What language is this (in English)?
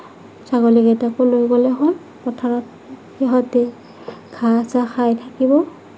Assamese